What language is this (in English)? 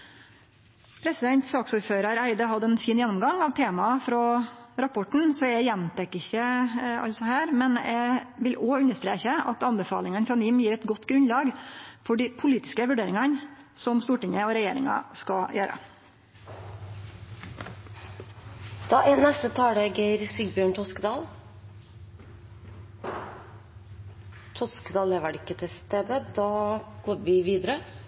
Norwegian Nynorsk